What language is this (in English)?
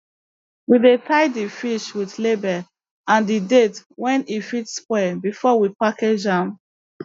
Nigerian Pidgin